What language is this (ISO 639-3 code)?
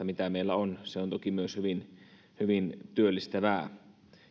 fin